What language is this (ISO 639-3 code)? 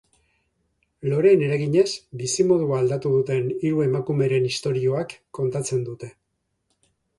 eus